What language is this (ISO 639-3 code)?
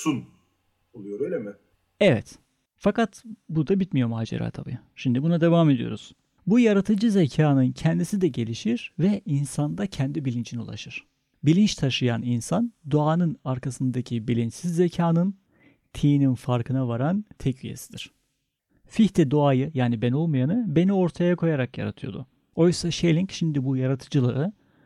tur